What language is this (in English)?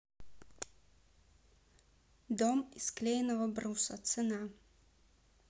Russian